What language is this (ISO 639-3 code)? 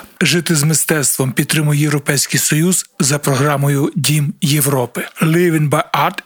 ukr